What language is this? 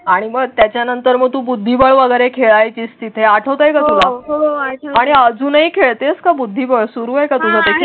Marathi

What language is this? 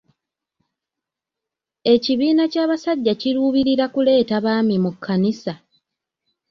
Ganda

